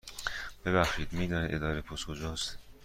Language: Persian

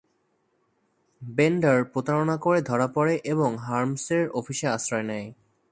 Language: Bangla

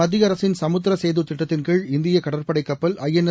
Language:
Tamil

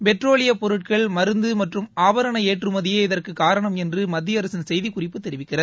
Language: Tamil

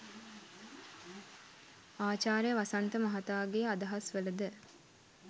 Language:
Sinhala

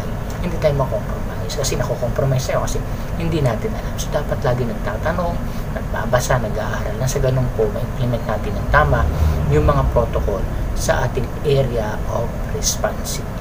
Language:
Filipino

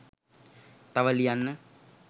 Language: Sinhala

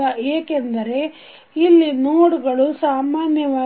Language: Kannada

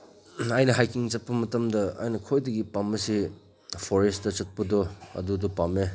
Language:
Manipuri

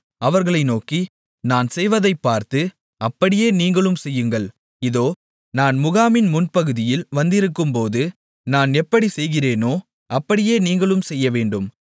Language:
Tamil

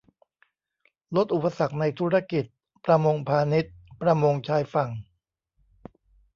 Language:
Thai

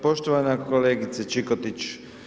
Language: Croatian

